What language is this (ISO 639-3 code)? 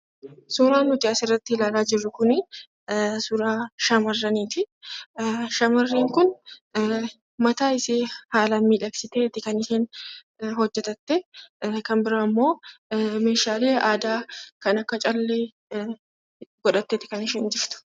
orm